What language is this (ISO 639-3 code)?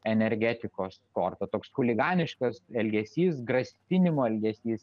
lit